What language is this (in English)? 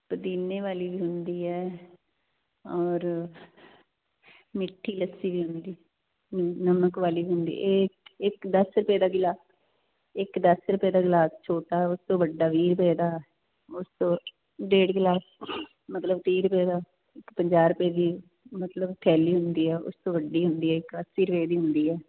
Punjabi